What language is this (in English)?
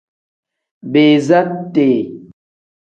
Tem